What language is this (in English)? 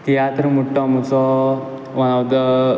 Konkani